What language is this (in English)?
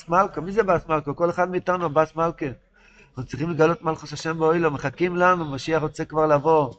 Hebrew